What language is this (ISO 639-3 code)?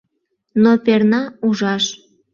chm